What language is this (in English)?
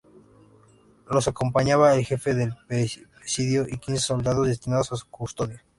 Spanish